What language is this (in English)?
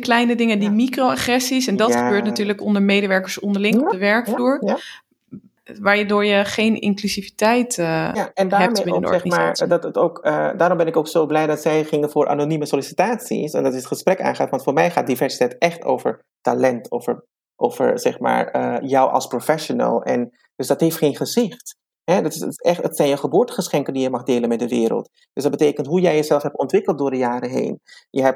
Dutch